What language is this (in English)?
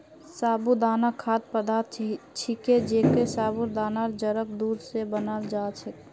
Magahi